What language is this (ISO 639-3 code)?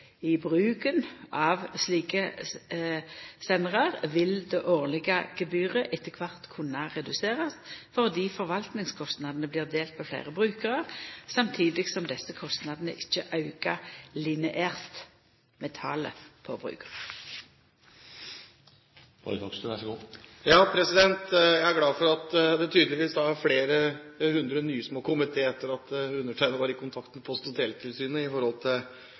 nor